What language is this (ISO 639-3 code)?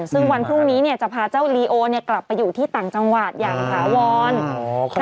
tha